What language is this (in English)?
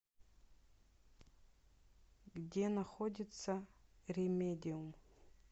Russian